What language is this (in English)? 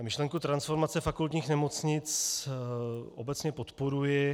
Czech